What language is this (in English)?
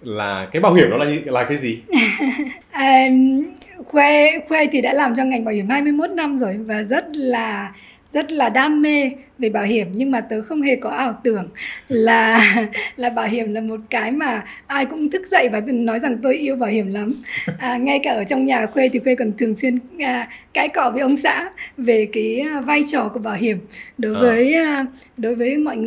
Vietnamese